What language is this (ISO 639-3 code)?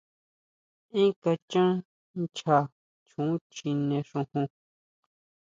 mau